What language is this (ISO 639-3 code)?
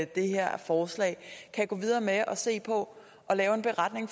dan